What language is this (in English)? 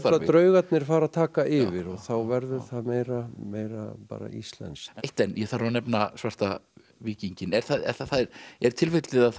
Icelandic